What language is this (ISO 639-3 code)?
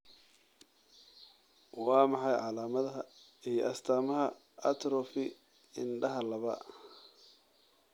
som